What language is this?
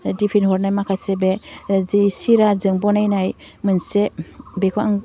Bodo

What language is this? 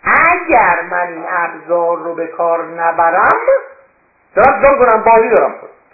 Persian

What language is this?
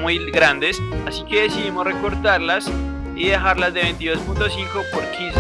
Spanish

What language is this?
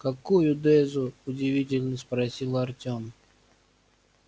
Russian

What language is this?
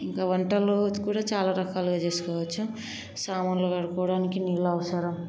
Telugu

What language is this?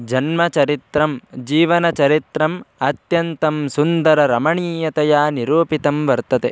Sanskrit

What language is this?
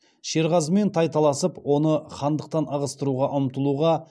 Kazakh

